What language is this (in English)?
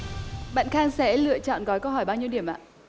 Vietnamese